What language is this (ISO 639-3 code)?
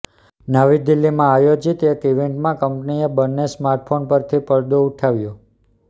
guj